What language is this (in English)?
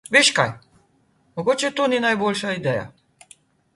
Slovenian